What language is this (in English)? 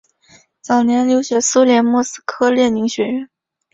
Chinese